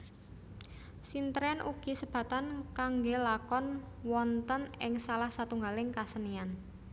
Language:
Javanese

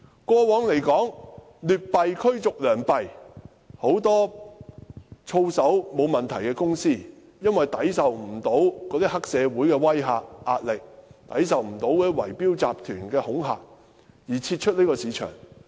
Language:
Cantonese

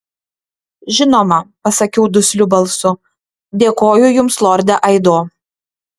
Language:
Lithuanian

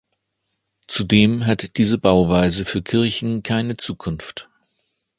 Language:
German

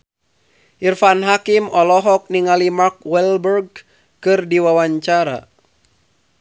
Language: Sundanese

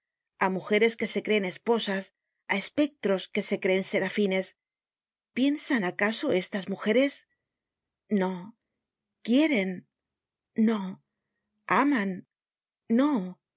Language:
Spanish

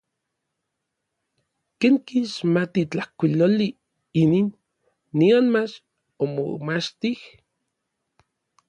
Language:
Orizaba Nahuatl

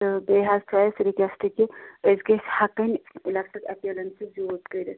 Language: Kashmiri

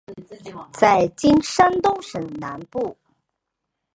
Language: Chinese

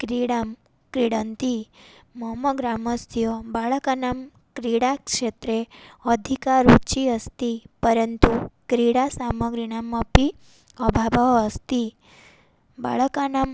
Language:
Sanskrit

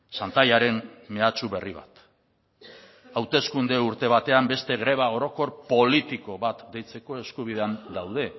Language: Basque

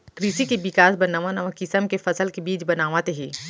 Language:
Chhattisgarhi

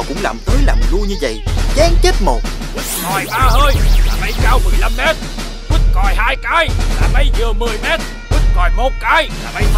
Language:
Vietnamese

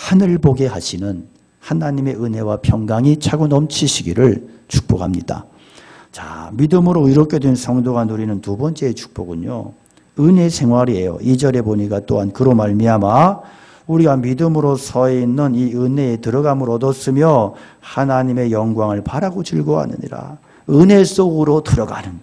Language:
Korean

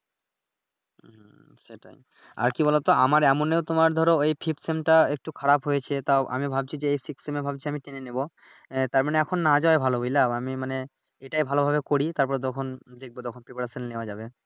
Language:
Bangla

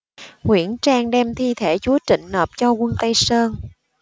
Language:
Vietnamese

